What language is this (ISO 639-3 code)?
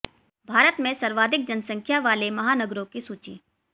hin